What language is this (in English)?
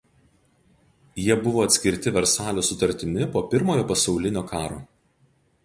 Lithuanian